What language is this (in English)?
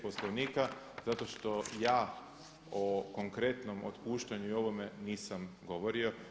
Croatian